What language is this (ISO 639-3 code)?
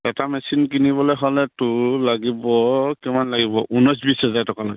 asm